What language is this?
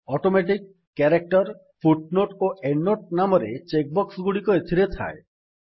Odia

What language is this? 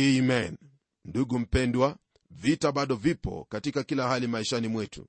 Swahili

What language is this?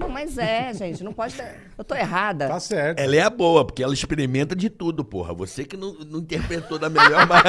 Portuguese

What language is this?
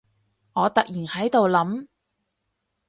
Cantonese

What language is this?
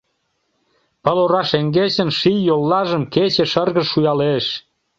Mari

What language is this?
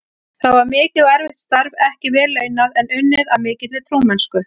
Icelandic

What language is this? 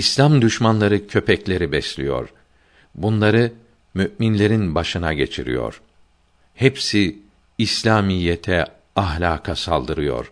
Turkish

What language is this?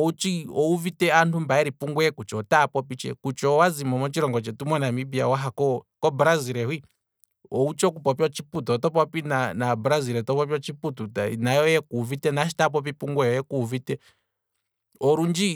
Kwambi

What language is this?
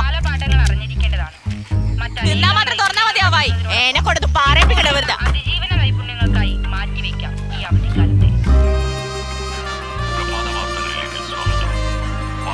Malayalam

